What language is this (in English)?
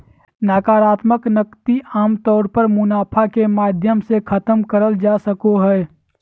Magahi